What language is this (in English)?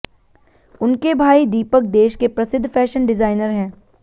Hindi